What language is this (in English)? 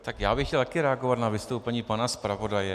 Czech